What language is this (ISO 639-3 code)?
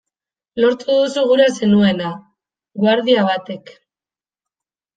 eus